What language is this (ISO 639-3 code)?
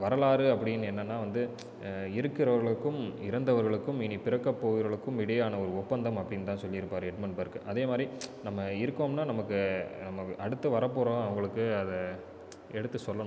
tam